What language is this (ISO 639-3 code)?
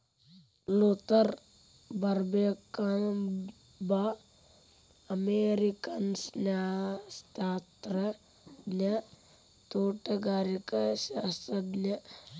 kan